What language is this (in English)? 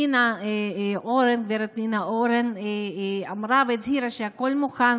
Hebrew